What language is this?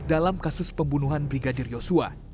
Indonesian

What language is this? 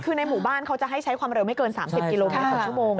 Thai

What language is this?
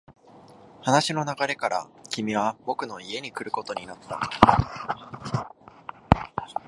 Japanese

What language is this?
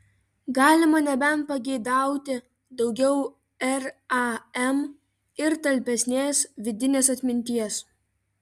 Lithuanian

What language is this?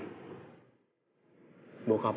Indonesian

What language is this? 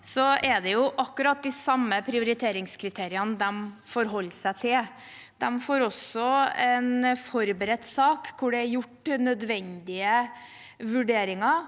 Norwegian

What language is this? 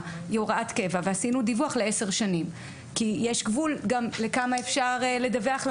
Hebrew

